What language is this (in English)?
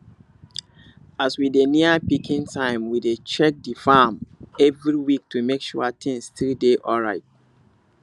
Nigerian Pidgin